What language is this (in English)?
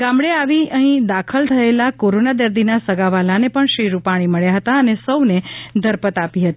Gujarati